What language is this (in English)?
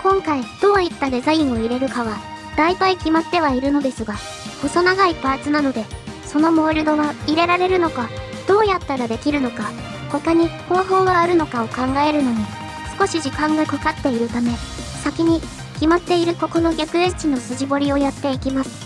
Japanese